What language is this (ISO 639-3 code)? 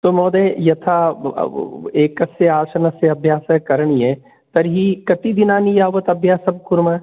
san